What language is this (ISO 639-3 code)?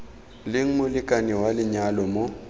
tsn